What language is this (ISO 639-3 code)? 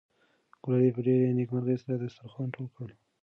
pus